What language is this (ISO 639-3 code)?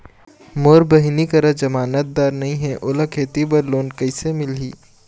hne